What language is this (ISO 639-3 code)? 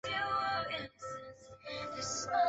zho